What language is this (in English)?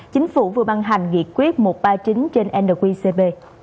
Vietnamese